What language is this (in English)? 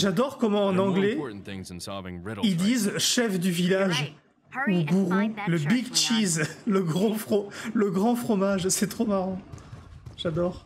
French